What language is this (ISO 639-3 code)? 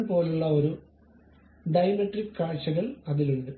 mal